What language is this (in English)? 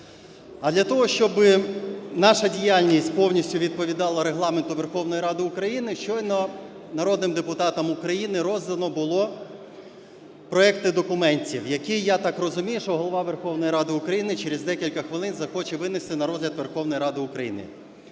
Ukrainian